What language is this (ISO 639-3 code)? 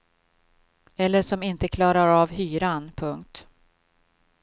swe